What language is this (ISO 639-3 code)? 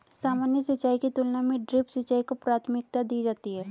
hin